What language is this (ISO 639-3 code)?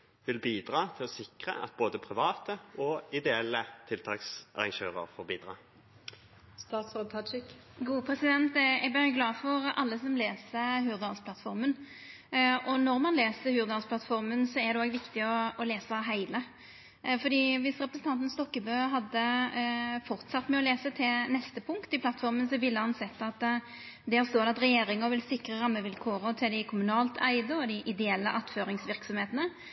nno